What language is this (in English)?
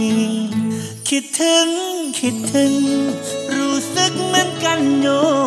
Thai